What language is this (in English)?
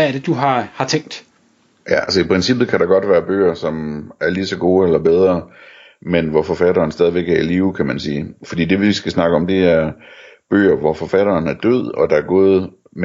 Danish